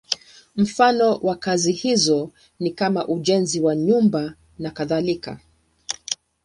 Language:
Swahili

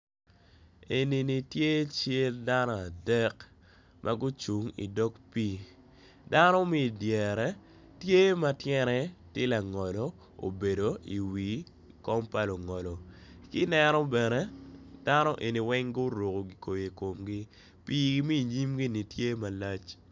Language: Acoli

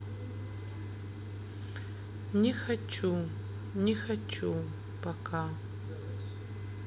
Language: Russian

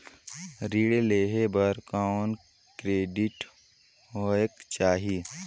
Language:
Chhattisgarhi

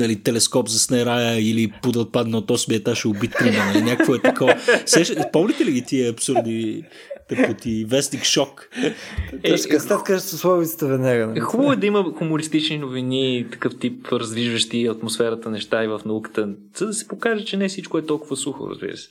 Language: Bulgarian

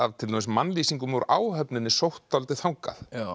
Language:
Icelandic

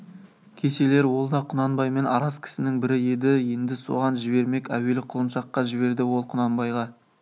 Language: Kazakh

